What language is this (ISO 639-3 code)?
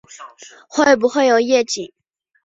zho